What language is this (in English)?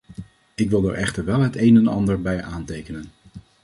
Dutch